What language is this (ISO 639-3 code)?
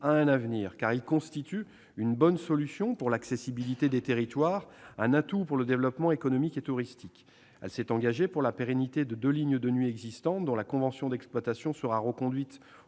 fra